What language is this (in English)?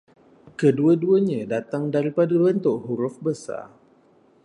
Malay